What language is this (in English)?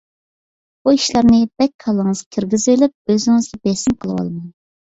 Uyghur